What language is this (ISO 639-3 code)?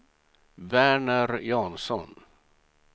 swe